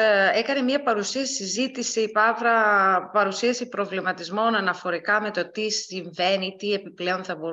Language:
Greek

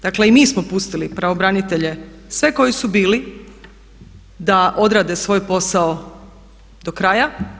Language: Croatian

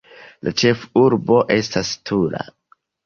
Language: Esperanto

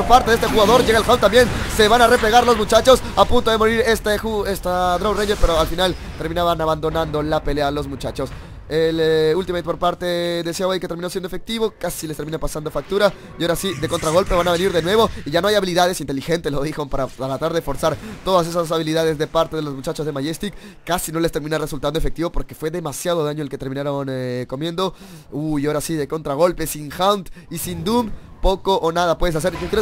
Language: Spanish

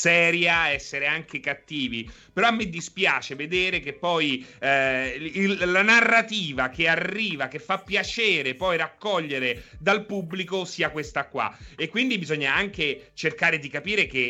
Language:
Italian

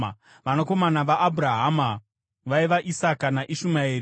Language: Shona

